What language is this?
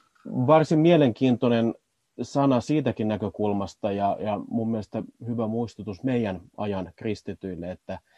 Finnish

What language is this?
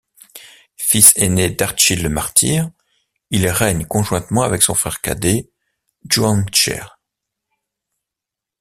French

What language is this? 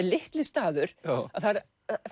Icelandic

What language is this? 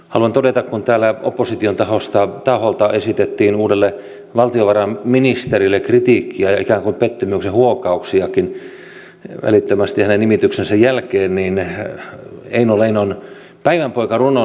Finnish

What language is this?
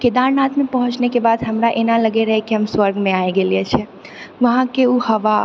Maithili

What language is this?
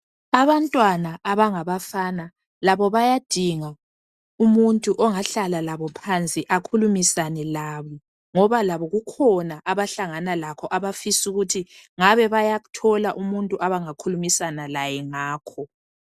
North Ndebele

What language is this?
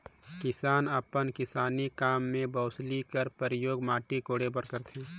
Chhattisgarhi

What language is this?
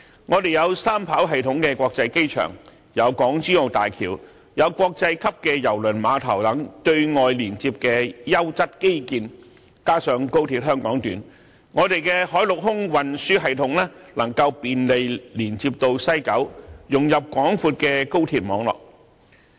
Cantonese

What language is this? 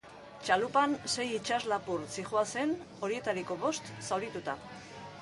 Basque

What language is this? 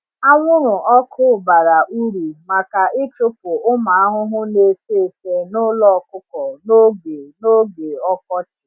Igbo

